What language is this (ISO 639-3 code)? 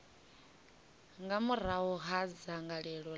ven